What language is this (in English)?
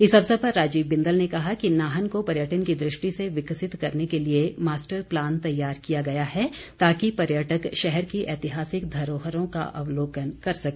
Hindi